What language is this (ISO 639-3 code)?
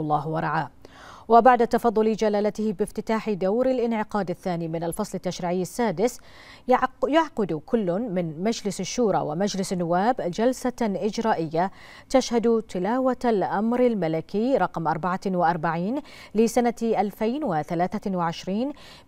ara